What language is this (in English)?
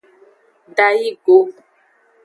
Aja (Benin)